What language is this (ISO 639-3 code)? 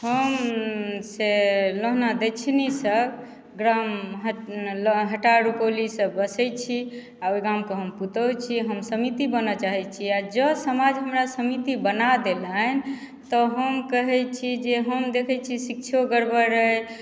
mai